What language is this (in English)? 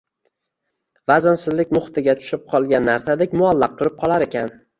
Uzbek